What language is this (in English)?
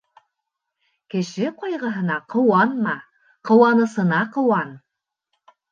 Bashkir